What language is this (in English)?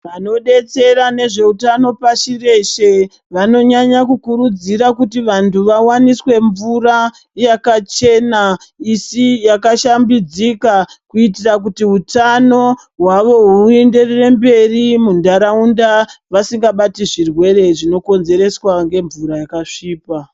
Ndau